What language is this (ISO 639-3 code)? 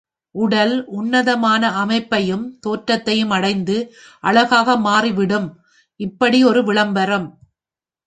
tam